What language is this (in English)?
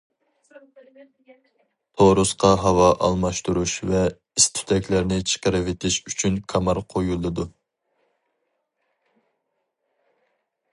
Uyghur